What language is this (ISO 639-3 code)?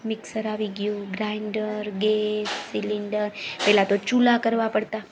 guj